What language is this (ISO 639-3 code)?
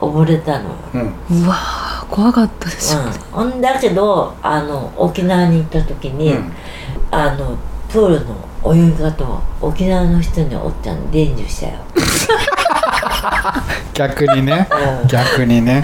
jpn